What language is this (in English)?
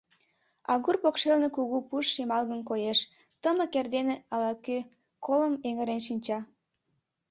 Mari